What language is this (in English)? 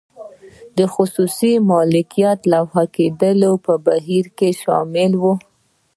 Pashto